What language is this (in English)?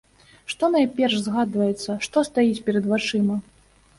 Belarusian